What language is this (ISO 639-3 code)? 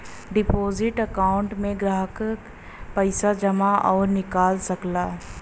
bho